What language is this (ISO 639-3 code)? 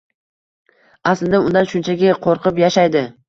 uzb